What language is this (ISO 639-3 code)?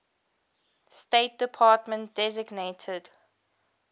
eng